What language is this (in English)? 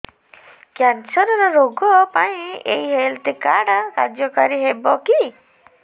Odia